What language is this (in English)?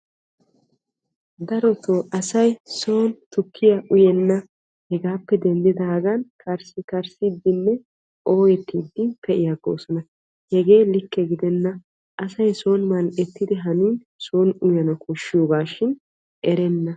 Wolaytta